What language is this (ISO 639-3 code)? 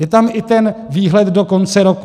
ces